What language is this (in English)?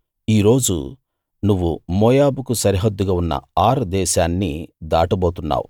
Telugu